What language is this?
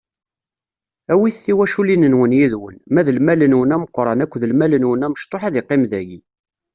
Kabyle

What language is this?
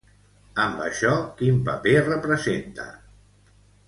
Catalan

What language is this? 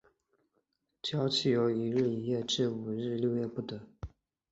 Chinese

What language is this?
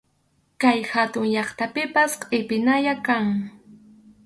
Arequipa-La Unión Quechua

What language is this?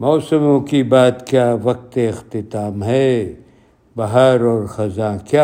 Urdu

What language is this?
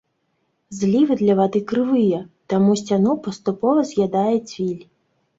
Belarusian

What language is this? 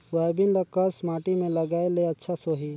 Chhattisgarhi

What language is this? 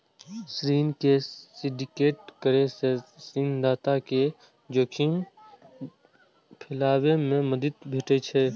Maithili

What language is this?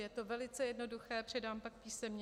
Czech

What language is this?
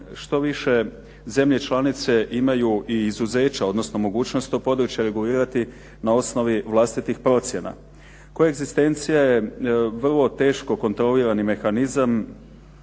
Croatian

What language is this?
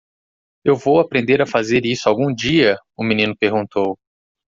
Portuguese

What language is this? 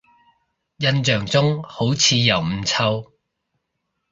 Cantonese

